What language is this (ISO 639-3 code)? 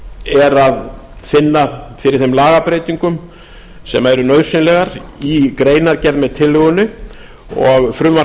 isl